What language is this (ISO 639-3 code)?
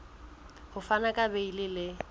sot